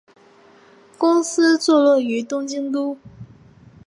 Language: Chinese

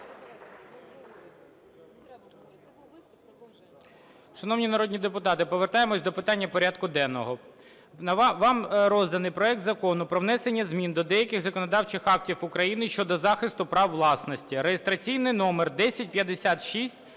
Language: Ukrainian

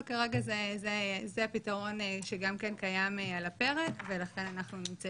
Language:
Hebrew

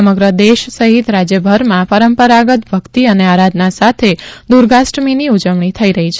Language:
Gujarati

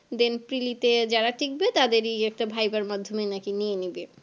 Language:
Bangla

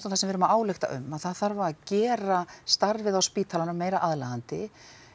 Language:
Icelandic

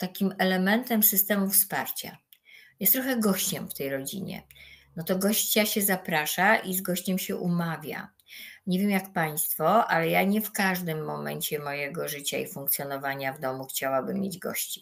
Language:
Polish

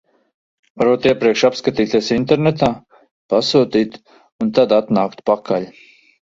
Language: Latvian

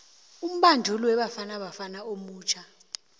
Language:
South Ndebele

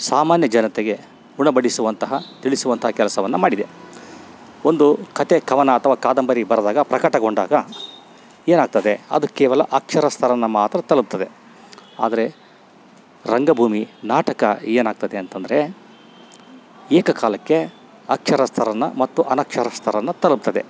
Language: Kannada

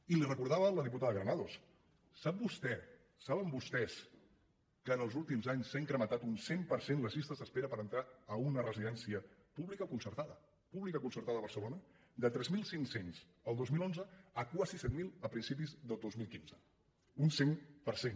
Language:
Catalan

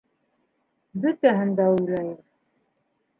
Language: Bashkir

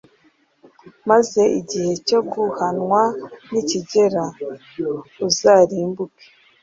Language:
Kinyarwanda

